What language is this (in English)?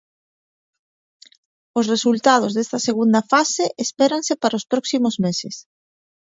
Galician